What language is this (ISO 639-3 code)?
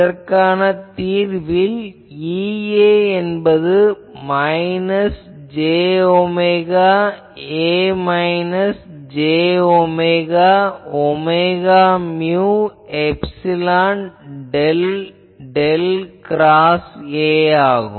tam